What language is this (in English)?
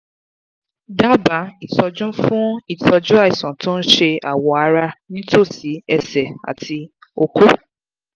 Yoruba